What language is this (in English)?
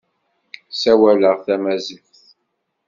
Kabyle